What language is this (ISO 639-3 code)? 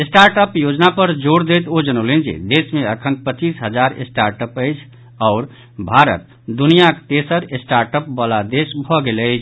mai